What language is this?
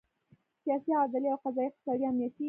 Pashto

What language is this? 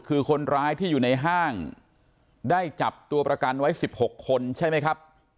Thai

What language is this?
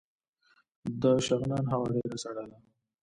Pashto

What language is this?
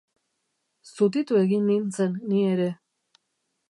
Basque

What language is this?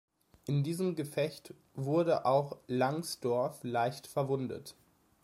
German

